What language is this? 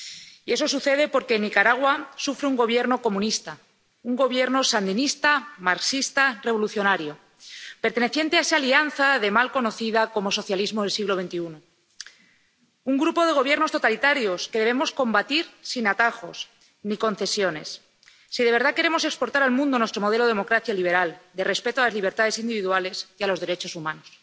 Spanish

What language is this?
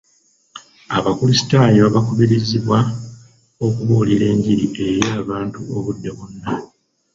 Ganda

